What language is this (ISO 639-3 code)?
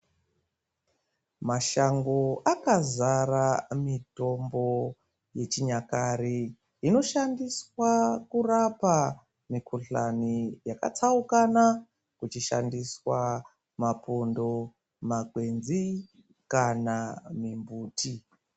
ndc